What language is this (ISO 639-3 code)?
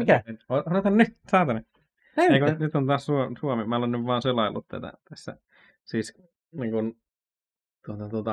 fin